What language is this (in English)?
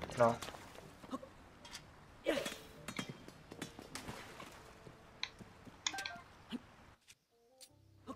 Portuguese